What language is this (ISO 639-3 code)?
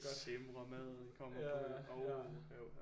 dan